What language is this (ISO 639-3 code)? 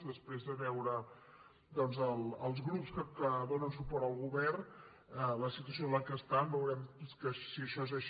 cat